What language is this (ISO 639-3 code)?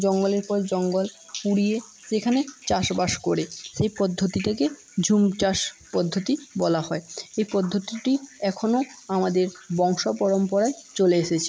ben